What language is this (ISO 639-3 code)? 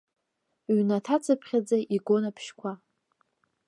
abk